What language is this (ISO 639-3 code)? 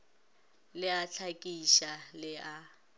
nso